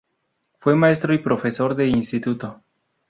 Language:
Spanish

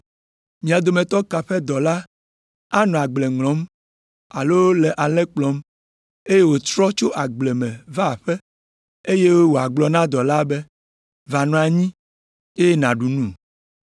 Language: Ewe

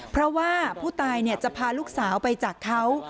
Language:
Thai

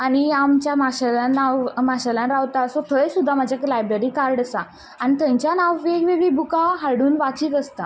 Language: Konkani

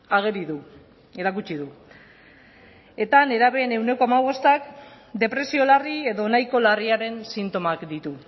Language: Basque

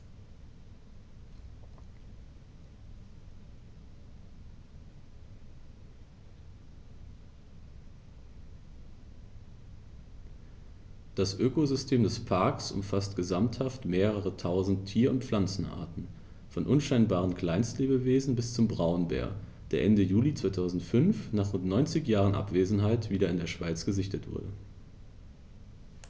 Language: German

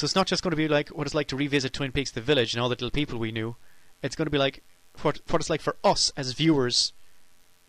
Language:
English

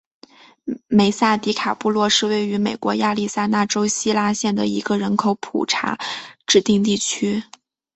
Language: Chinese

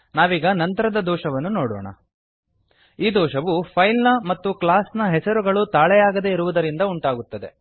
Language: Kannada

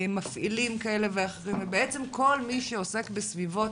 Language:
Hebrew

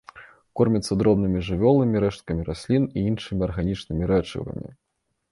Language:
Belarusian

